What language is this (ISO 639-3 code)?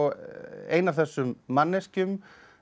isl